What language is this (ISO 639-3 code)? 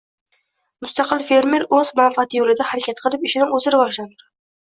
uzb